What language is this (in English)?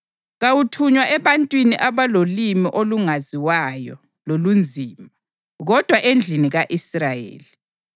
North Ndebele